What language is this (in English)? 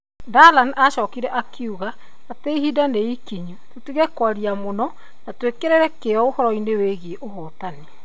Kikuyu